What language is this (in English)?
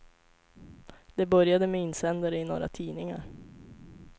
Swedish